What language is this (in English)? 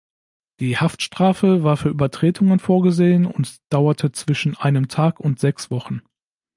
German